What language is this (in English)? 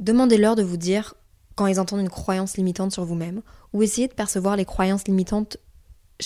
French